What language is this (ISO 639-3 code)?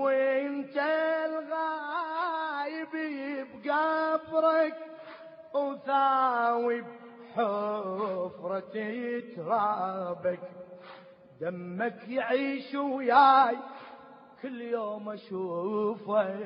ara